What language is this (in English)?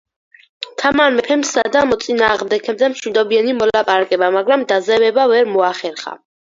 Georgian